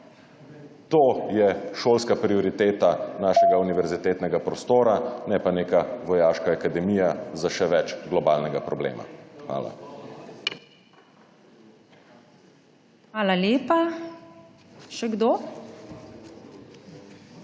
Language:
Slovenian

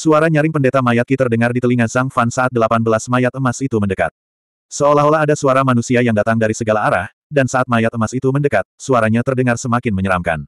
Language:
Indonesian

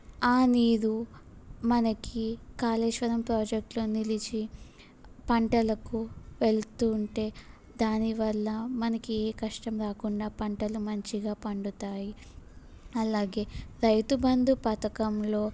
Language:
Telugu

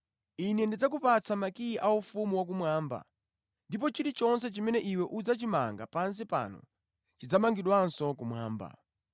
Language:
Nyanja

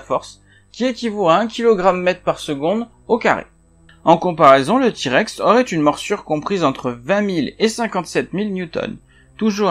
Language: French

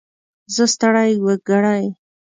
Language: Pashto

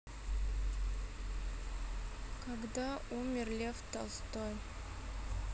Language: Russian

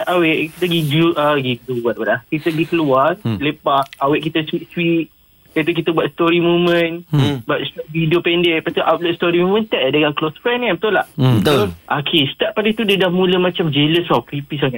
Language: Malay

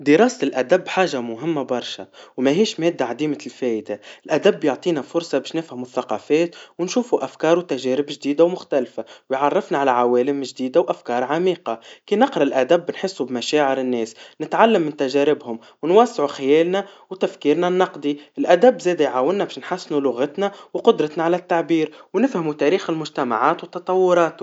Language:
Tunisian Arabic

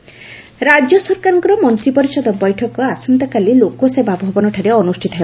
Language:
Odia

